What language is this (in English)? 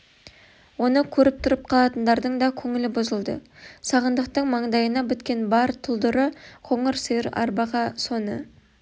Kazakh